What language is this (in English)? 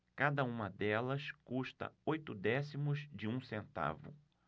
Portuguese